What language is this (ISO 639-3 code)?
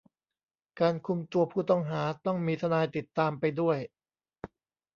tha